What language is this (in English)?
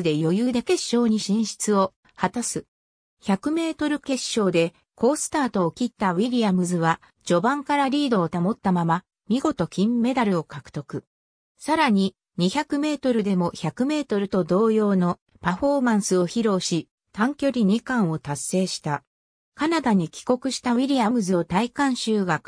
Japanese